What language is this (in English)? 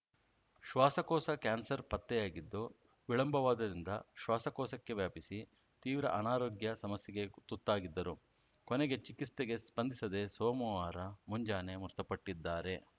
Kannada